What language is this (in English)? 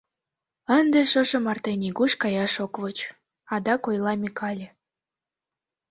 Mari